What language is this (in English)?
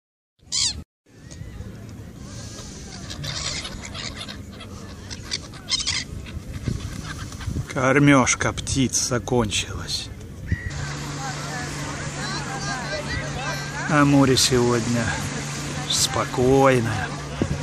Russian